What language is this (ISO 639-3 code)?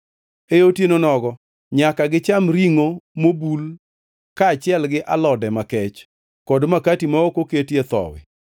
luo